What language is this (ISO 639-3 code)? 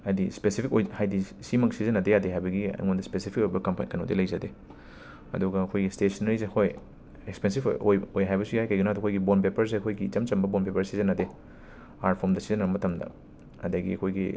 mni